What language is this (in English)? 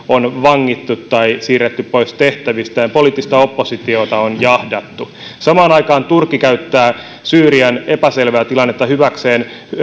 Finnish